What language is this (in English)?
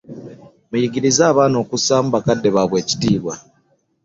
Ganda